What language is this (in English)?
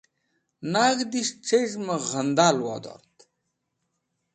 Wakhi